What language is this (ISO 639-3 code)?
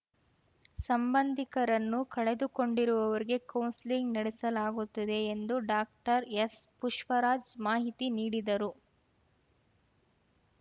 kan